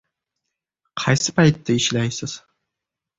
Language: Uzbek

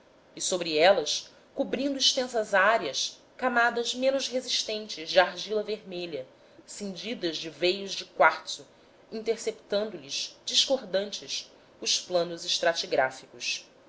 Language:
Portuguese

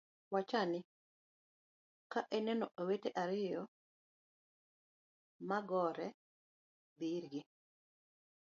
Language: Luo (Kenya and Tanzania)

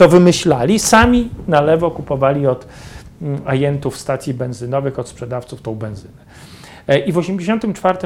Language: Polish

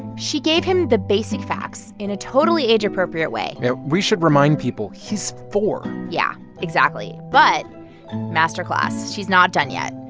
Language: English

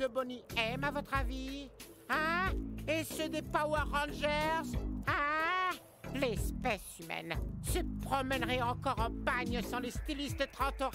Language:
French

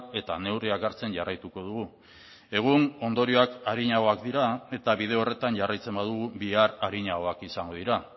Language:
Basque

